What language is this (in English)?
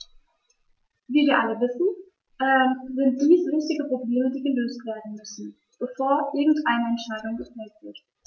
German